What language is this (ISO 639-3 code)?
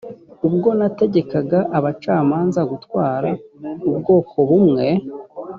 kin